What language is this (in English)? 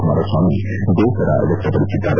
Kannada